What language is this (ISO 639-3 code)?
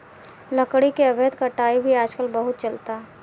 bho